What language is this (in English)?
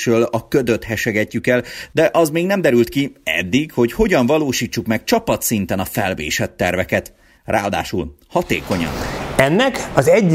Hungarian